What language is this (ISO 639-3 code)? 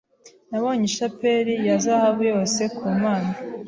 kin